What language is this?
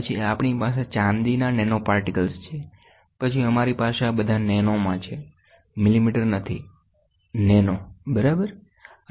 Gujarati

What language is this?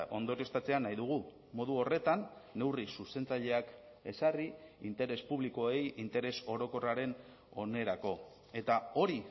Basque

